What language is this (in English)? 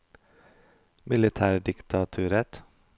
Norwegian